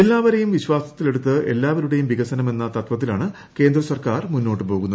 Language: Malayalam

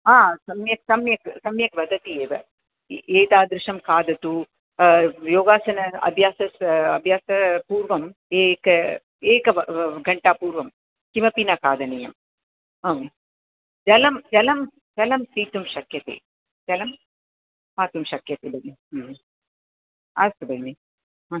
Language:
Sanskrit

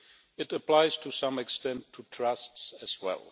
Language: English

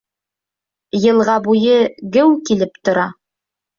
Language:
Bashkir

